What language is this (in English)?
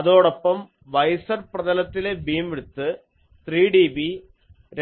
Malayalam